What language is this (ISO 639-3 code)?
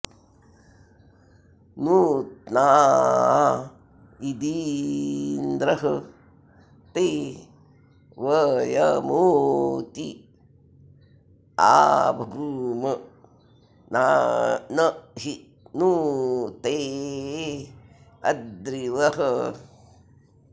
san